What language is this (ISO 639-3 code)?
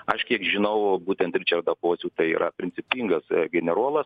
lit